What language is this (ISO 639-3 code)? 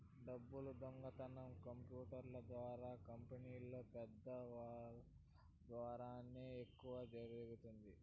tel